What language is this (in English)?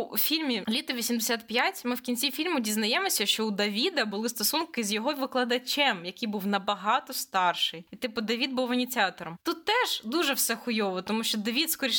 Ukrainian